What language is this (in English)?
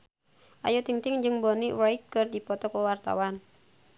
Sundanese